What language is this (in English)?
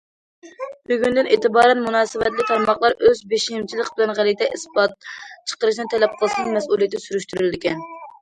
Uyghur